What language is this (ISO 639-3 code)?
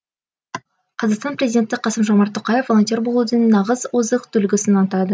kaz